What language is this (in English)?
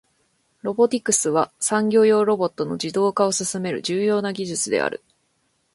Japanese